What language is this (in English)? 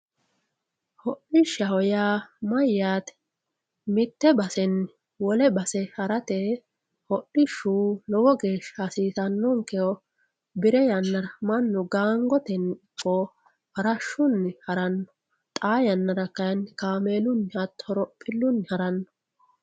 Sidamo